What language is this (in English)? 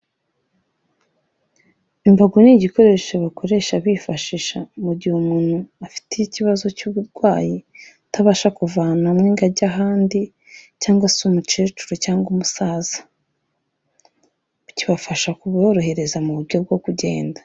Kinyarwanda